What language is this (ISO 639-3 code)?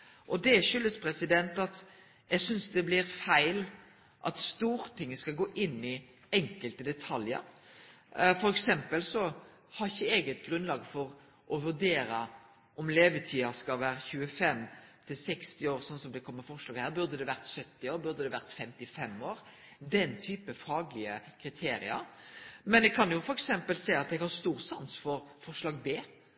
nno